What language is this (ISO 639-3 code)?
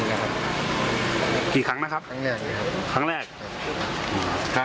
tha